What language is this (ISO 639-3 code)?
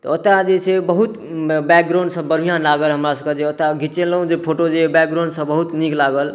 mai